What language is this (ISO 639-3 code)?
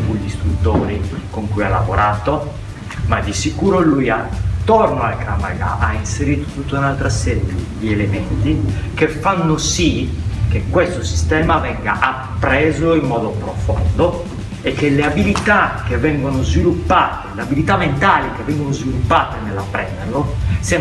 ita